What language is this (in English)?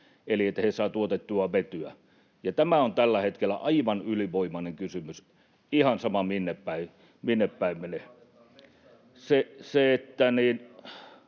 Finnish